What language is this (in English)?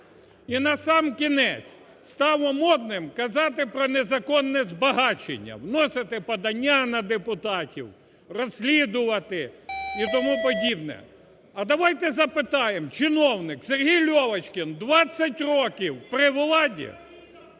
Ukrainian